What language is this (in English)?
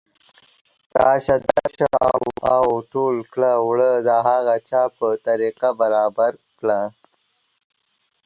Pashto